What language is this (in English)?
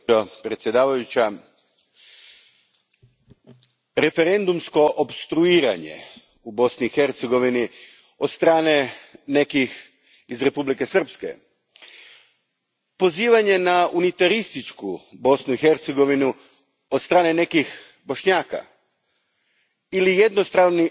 Croatian